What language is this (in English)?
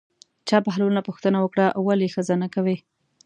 Pashto